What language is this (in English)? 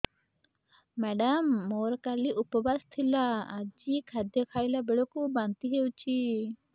Odia